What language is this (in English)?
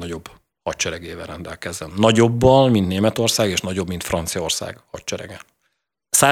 Hungarian